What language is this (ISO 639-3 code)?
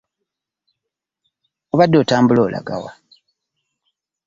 lug